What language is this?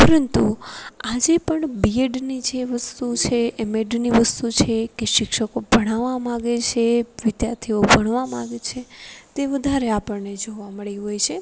Gujarati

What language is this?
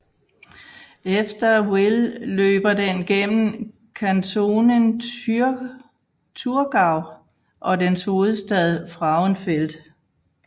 Danish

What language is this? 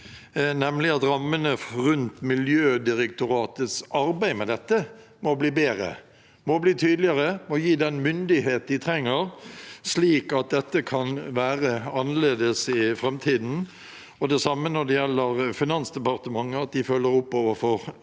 Norwegian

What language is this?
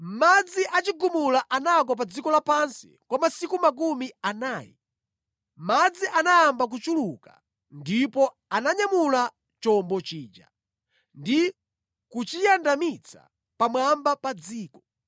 Nyanja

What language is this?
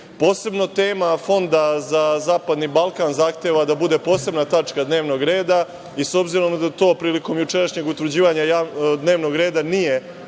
Serbian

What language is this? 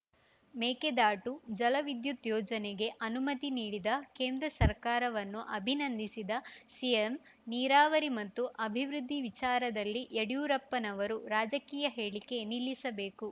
Kannada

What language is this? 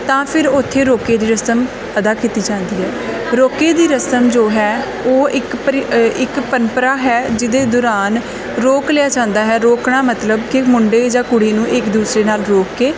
Punjabi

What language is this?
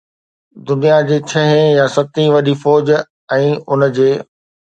Sindhi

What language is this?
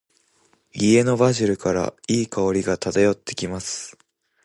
Japanese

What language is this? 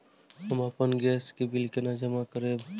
Maithili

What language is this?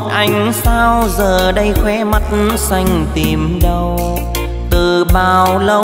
Vietnamese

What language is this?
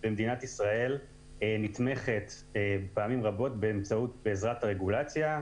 Hebrew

